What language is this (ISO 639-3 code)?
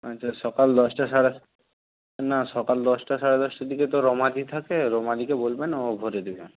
ben